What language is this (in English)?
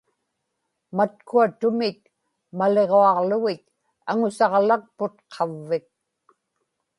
Inupiaq